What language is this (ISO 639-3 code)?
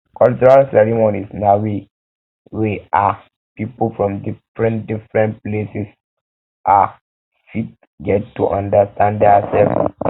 pcm